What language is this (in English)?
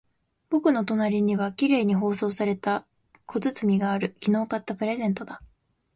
Japanese